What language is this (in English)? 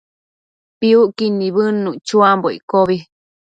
Matsés